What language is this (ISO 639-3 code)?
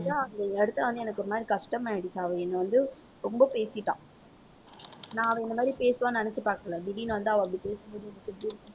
tam